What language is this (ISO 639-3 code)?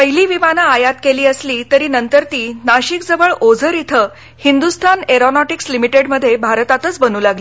mar